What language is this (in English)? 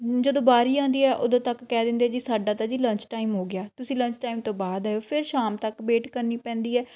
Punjabi